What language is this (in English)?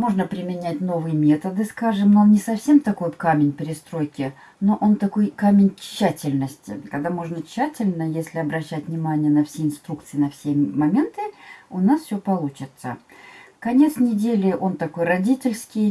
Russian